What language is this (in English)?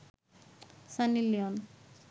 Bangla